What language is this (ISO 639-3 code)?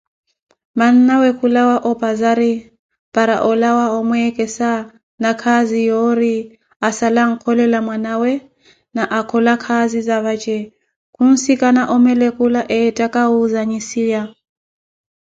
eko